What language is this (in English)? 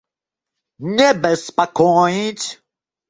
Russian